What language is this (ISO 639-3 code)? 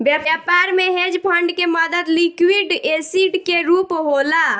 bho